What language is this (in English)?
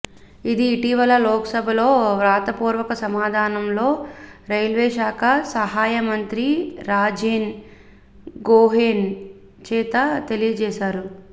Telugu